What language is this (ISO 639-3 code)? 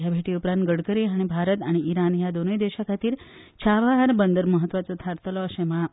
kok